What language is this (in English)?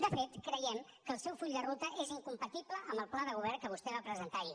Catalan